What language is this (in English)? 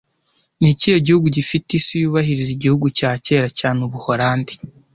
Kinyarwanda